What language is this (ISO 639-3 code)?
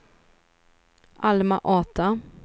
swe